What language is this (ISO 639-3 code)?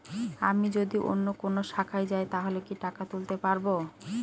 ben